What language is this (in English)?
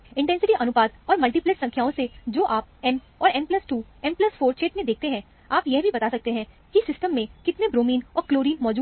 Hindi